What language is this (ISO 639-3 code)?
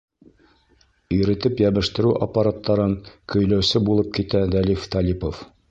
bak